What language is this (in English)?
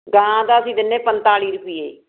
Punjabi